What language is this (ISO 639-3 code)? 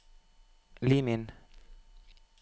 nor